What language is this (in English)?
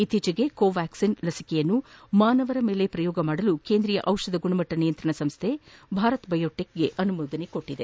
Kannada